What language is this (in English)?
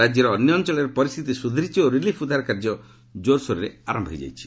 Odia